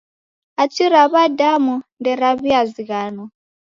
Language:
Taita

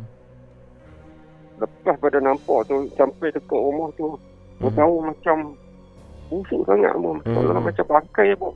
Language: Malay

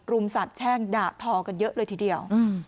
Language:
Thai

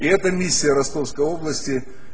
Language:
Russian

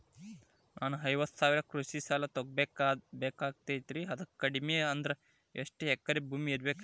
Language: Kannada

